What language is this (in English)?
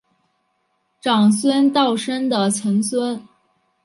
Chinese